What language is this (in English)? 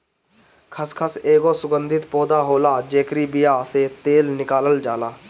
Bhojpuri